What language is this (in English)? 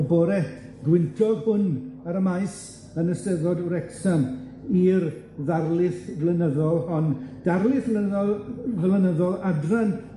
Welsh